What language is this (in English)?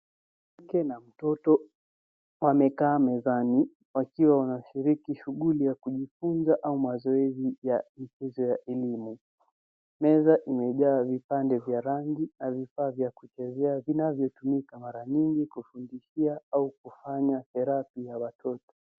Swahili